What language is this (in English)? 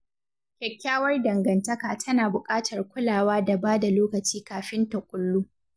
Hausa